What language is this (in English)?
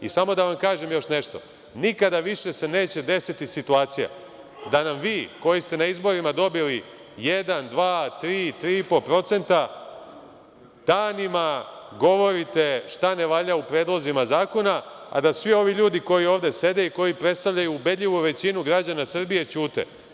Serbian